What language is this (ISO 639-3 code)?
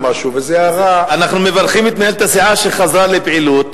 heb